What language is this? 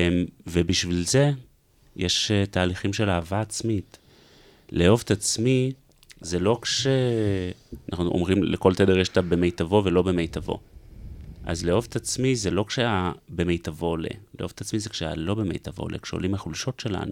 Hebrew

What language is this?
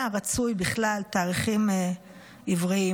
Hebrew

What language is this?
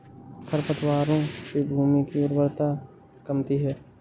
Hindi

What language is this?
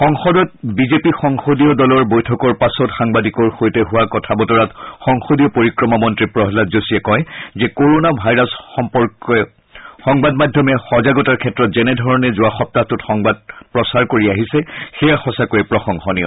Assamese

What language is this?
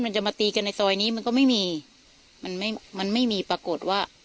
Thai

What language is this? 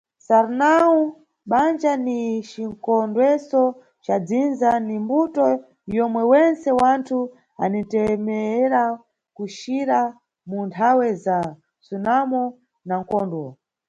Nyungwe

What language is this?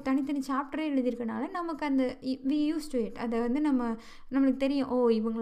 Tamil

